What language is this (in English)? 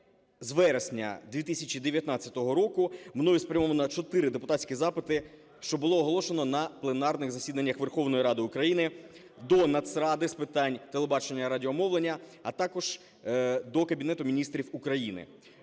Ukrainian